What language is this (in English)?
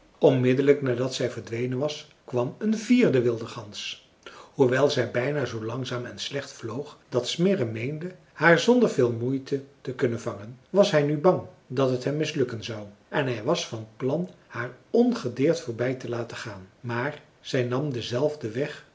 Dutch